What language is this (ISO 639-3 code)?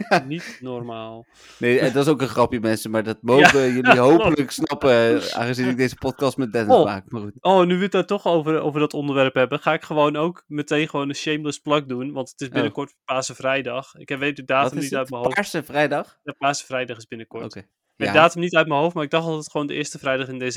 nld